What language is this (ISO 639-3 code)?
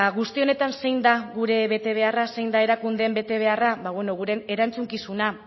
eus